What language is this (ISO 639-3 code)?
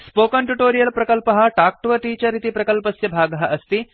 san